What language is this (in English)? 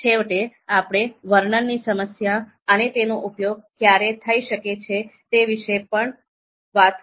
Gujarati